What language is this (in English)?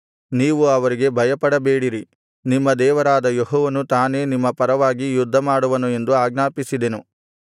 Kannada